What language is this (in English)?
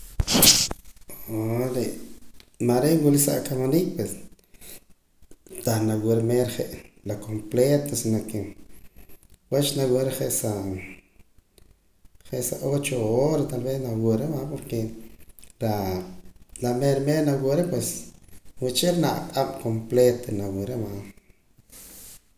Poqomam